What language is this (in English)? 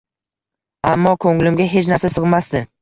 Uzbek